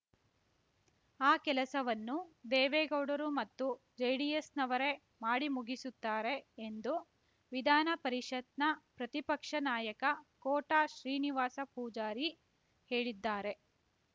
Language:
Kannada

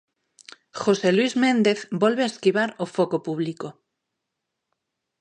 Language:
Galician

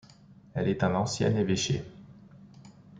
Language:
French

